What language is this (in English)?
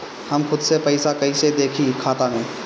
Bhojpuri